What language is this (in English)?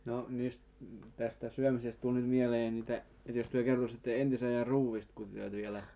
Finnish